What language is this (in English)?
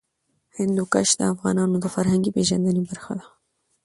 Pashto